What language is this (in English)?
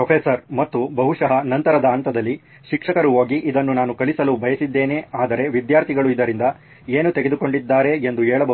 Kannada